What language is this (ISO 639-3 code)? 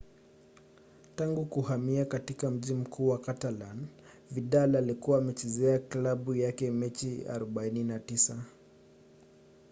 swa